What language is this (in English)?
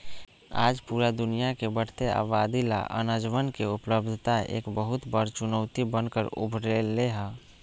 Magahi